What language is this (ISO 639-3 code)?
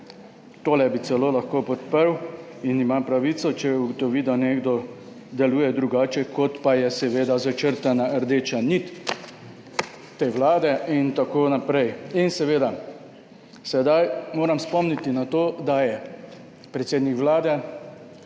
slv